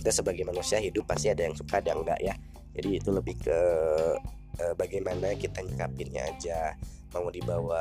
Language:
Indonesian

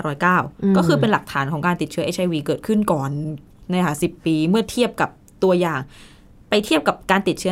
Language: Thai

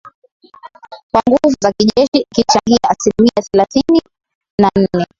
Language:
Swahili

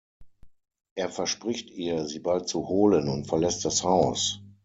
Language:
German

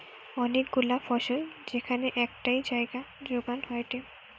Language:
Bangla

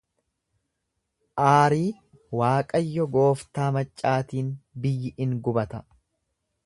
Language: Oromo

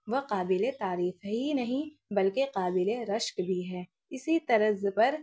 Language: Urdu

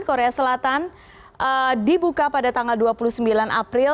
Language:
Indonesian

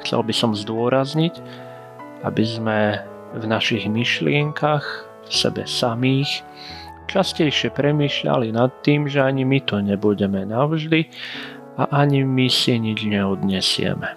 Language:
Slovak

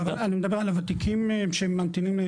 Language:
Hebrew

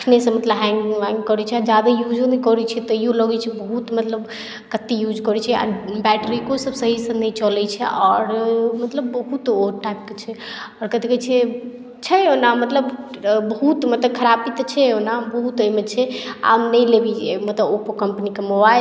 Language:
Maithili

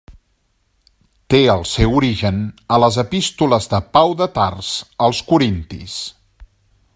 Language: Catalan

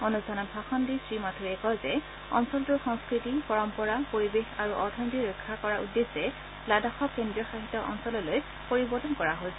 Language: Assamese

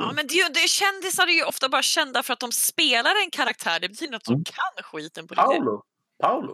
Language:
Swedish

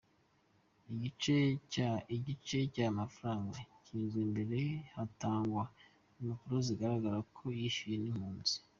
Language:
Kinyarwanda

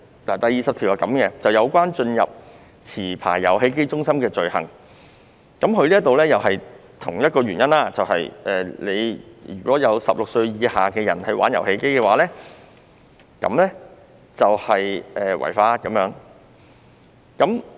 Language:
Cantonese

